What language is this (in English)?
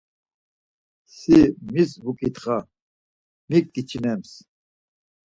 Laz